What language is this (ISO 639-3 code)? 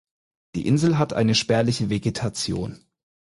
deu